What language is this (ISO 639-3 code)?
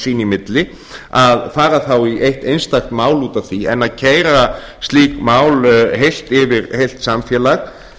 isl